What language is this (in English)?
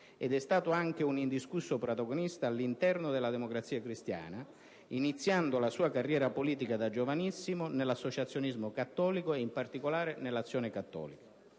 Italian